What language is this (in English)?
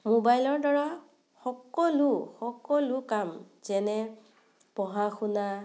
Assamese